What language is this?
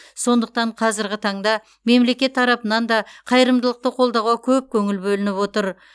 Kazakh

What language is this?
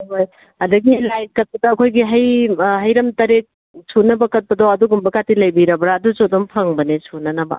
Manipuri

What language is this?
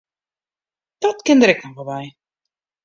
Western Frisian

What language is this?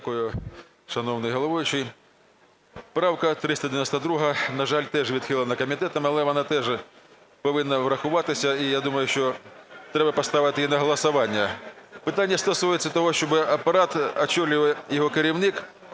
Ukrainian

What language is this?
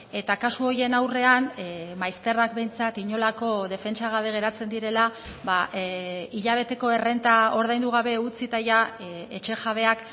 Basque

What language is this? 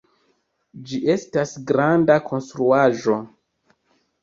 Esperanto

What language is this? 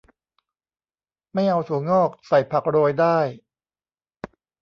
Thai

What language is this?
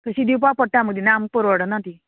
Konkani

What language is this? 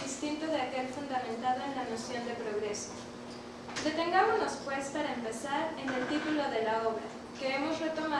Spanish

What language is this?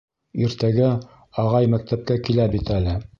Bashkir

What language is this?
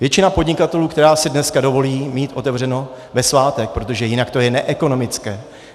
Czech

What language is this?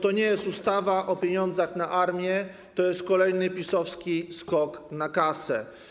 Polish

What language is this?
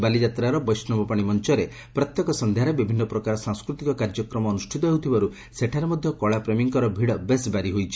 Odia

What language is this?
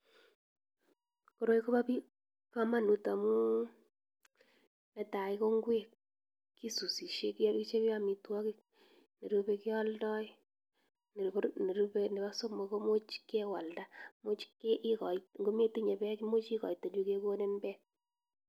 Kalenjin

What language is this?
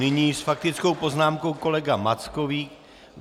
Czech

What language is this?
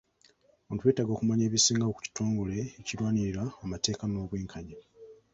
Ganda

